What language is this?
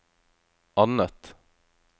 Norwegian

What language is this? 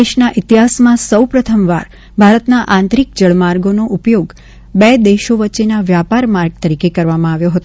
Gujarati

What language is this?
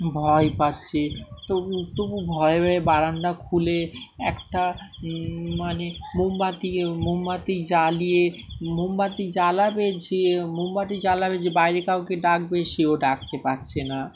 Bangla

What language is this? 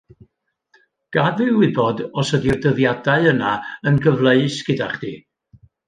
Welsh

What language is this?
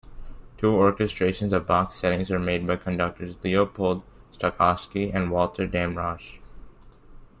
English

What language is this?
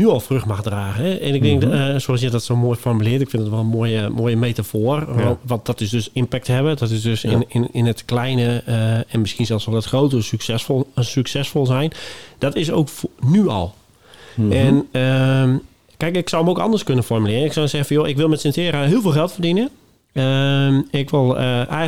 Dutch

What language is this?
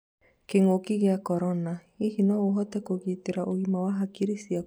Kikuyu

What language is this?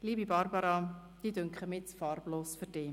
Swiss German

